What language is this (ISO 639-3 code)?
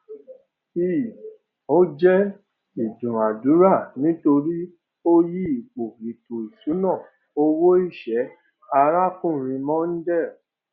yor